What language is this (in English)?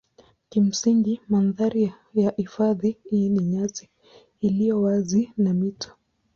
Swahili